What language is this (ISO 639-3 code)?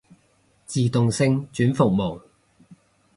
yue